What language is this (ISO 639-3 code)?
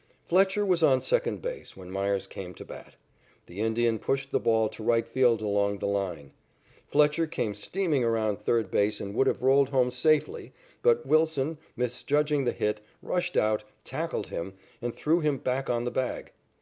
eng